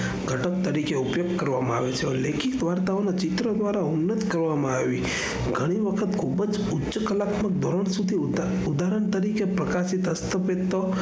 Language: Gujarati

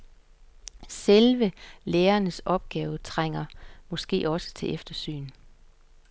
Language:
Danish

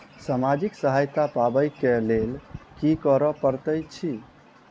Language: Maithili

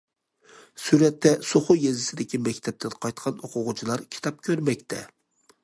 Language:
Uyghur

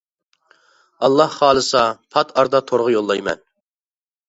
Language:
Uyghur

